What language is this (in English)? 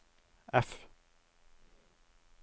Norwegian